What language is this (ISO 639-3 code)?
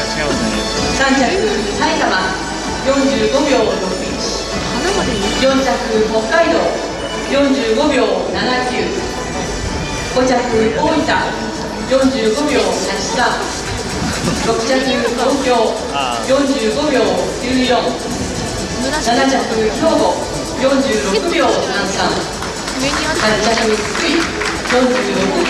jpn